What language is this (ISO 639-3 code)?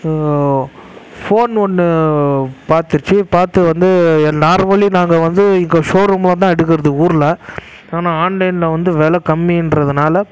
tam